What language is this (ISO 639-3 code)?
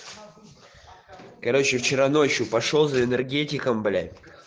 rus